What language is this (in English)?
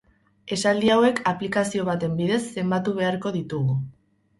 Basque